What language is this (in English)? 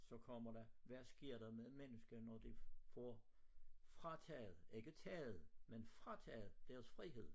Danish